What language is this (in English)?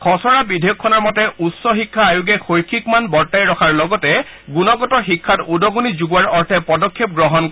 Assamese